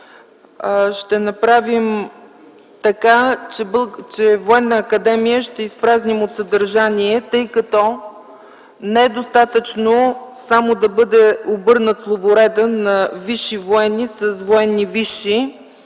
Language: Bulgarian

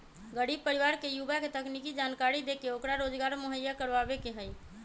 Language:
Magahi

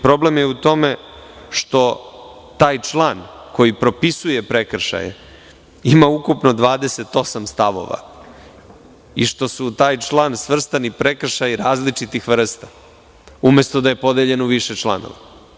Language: Serbian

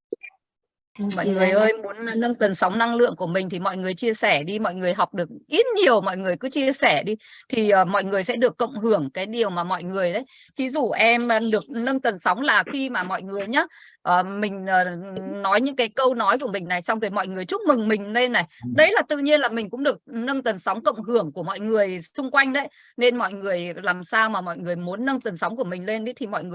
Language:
Vietnamese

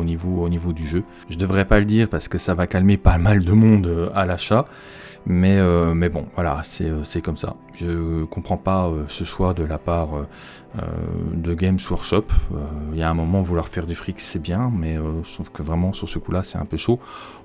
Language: French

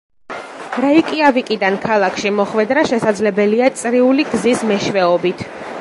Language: Georgian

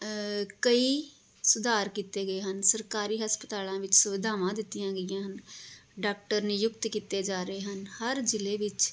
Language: Punjabi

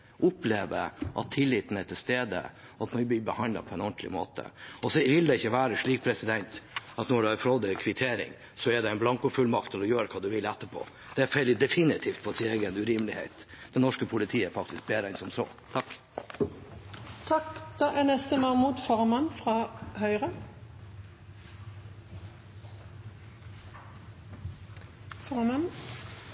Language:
Norwegian Bokmål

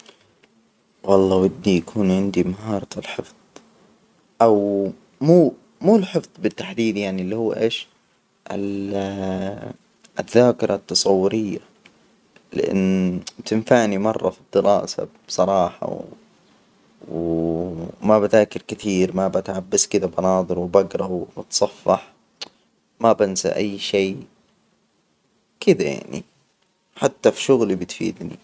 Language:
Hijazi Arabic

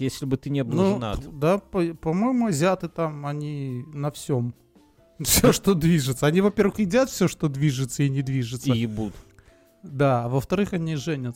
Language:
Russian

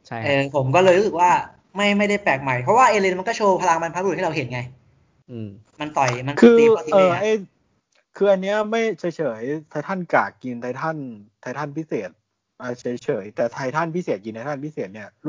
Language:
Thai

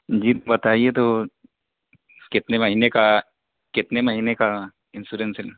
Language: Urdu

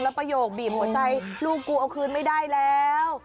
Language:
Thai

